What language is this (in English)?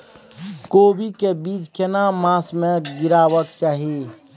Maithili